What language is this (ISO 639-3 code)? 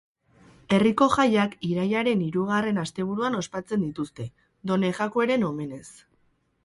eus